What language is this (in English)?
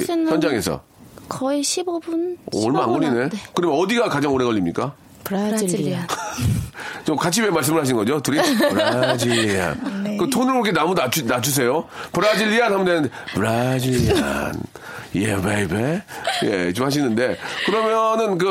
Korean